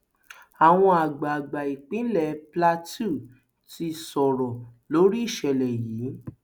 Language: Yoruba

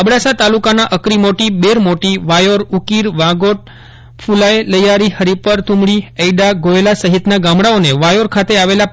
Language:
Gujarati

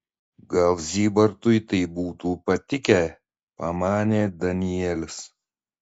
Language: Lithuanian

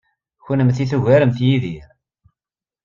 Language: Kabyle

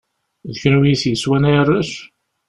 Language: Kabyle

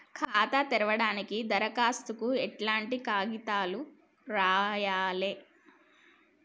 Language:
Telugu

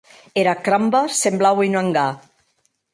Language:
Occitan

